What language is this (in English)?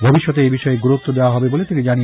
Bangla